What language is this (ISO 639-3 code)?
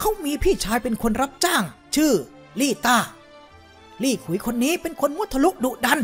tha